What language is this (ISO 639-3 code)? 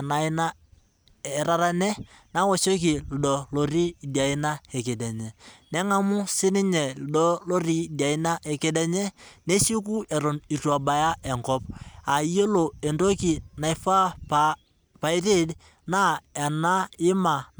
mas